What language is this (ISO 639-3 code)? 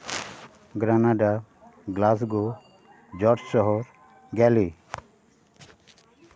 sat